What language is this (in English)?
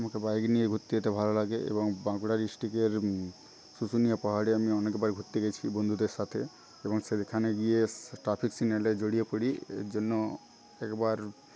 Bangla